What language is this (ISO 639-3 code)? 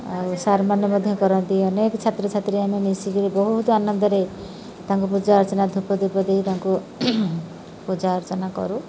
ori